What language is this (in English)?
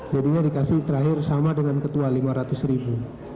Indonesian